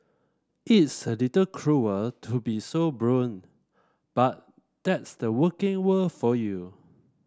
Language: English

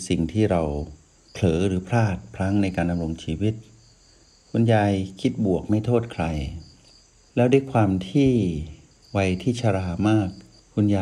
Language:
Thai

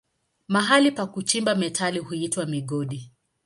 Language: Swahili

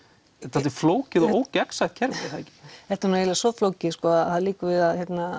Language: Icelandic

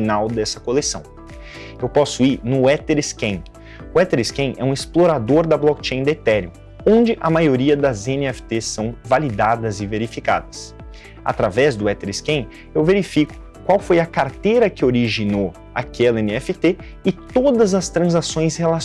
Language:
Portuguese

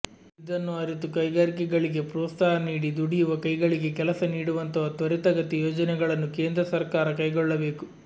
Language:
Kannada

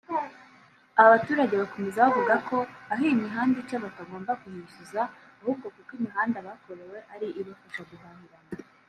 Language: Kinyarwanda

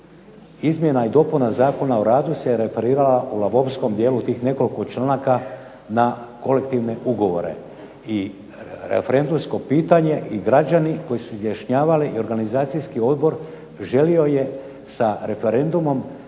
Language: Croatian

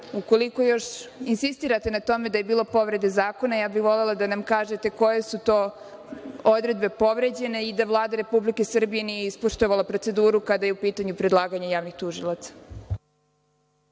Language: Serbian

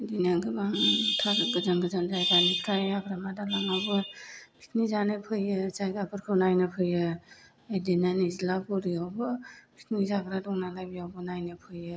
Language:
Bodo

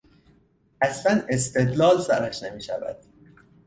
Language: Persian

